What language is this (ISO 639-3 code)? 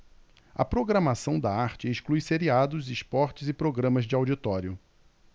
por